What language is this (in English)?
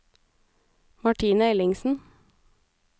Norwegian